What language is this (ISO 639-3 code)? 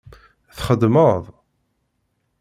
kab